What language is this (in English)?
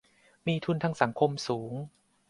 Thai